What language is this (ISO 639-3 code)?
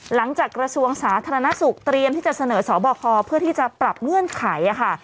tha